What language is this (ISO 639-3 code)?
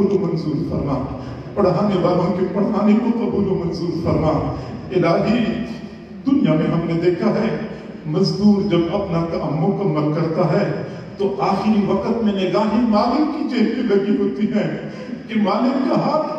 ron